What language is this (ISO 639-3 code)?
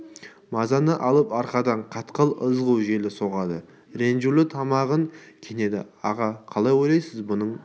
kaz